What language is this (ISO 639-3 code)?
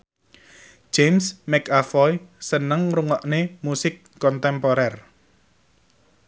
jav